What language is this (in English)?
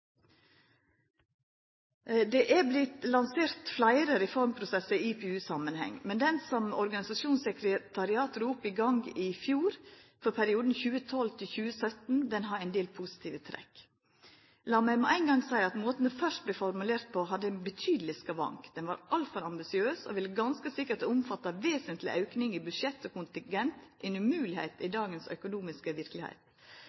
Norwegian Nynorsk